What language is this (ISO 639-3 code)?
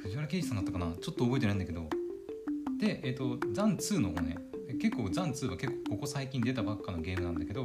jpn